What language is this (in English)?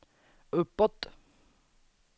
Swedish